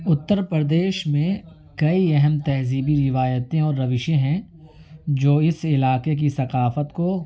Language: Urdu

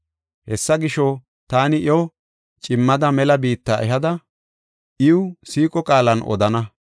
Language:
Gofa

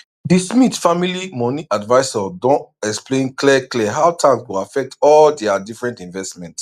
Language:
Nigerian Pidgin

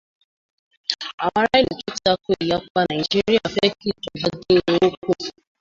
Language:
Yoruba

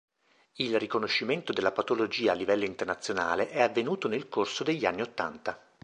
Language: Italian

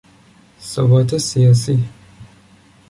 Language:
Persian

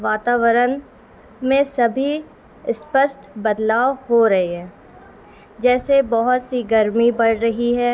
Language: Urdu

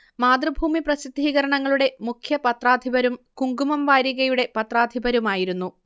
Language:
Malayalam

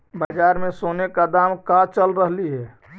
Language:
Magahi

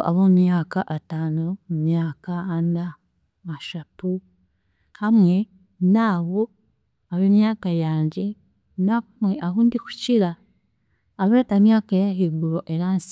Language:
Chiga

